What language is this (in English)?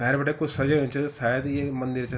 Garhwali